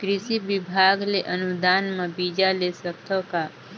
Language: Chhattisgarhi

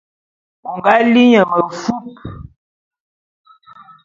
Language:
Bulu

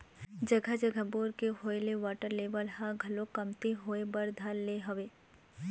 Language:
Chhattisgarhi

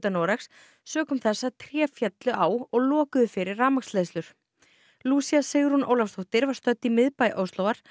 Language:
Icelandic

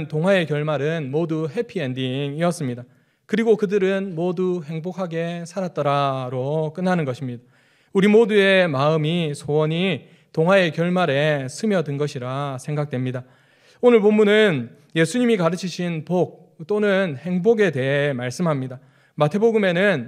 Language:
Korean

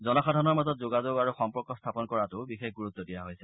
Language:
Assamese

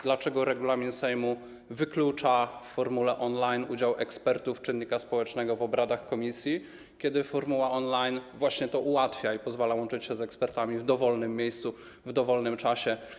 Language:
Polish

